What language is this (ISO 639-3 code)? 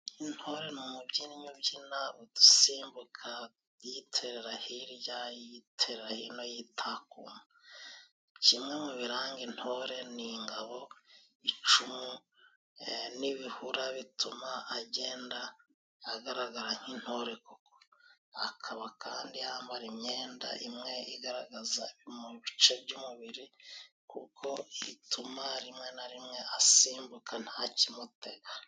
kin